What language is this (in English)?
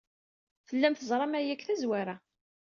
Kabyle